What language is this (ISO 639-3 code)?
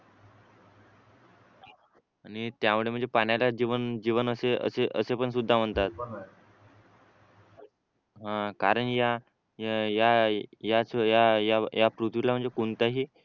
mar